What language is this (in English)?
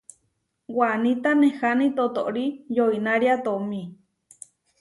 Huarijio